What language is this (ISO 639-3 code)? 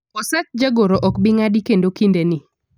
luo